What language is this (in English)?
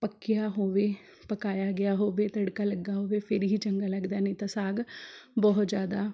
Punjabi